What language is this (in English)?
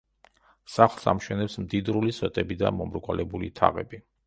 Georgian